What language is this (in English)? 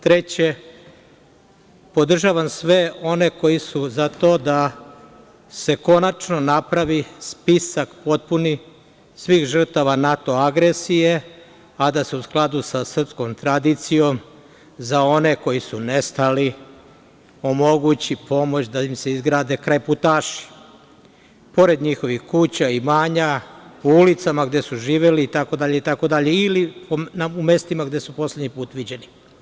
Serbian